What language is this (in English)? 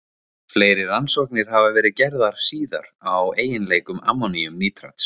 Icelandic